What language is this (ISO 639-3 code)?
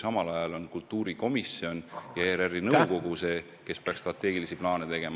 est